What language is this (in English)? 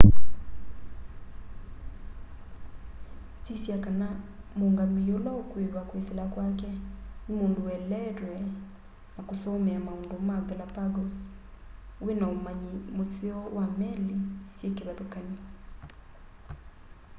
Kamba